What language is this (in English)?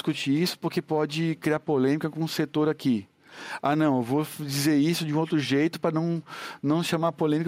Portuguese